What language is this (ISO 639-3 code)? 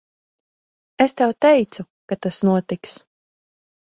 lav